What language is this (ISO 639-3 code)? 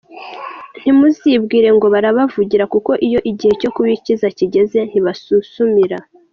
kin